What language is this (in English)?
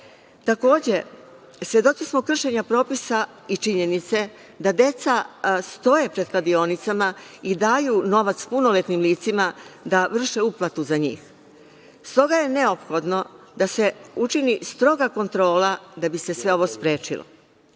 Serbian